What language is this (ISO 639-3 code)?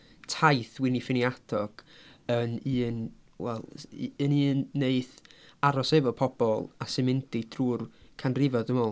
cym